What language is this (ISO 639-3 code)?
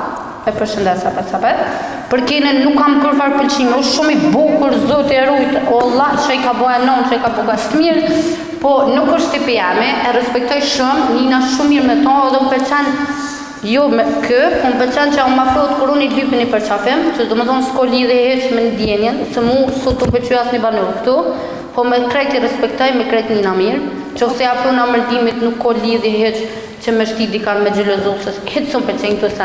ron